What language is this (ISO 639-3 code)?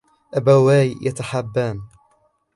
ara